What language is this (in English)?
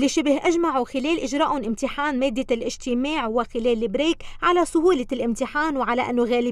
Arabic